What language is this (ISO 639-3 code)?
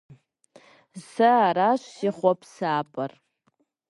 kbd